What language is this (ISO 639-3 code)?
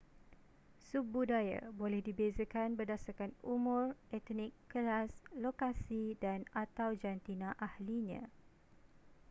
msa